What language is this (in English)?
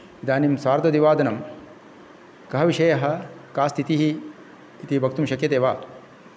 Sanskrit